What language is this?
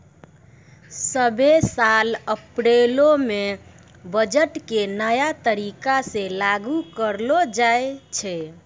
Maithili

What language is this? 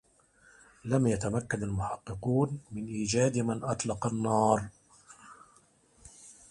Arabic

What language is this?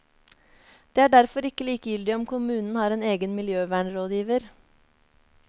Norwegian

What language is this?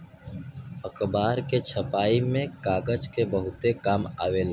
Bhojpuri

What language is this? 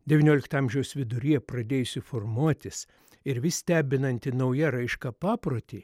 Lithuanian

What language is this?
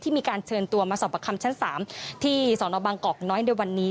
Thai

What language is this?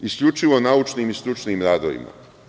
Serbian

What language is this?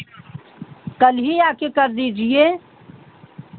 Hindi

